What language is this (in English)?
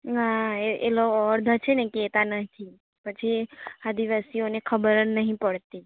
Gujarati